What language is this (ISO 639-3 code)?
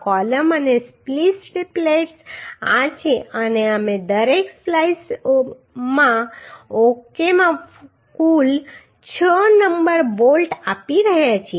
guj